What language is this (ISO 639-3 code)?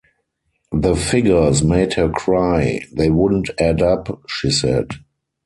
eng